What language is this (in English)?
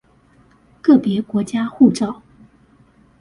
Chinese